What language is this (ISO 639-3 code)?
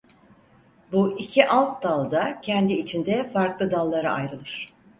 tur